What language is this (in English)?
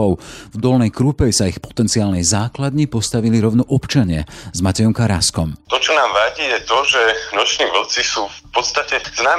Slovak